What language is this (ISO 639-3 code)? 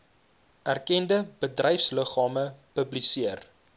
afr